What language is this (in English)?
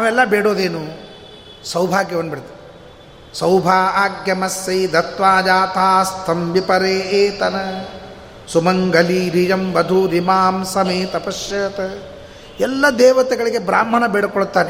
Kannada